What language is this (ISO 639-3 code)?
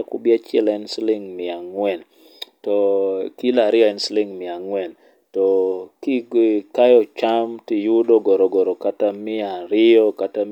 luo